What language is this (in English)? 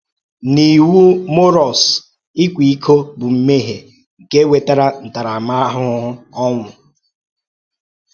Igbo